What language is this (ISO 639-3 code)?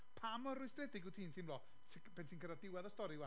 cym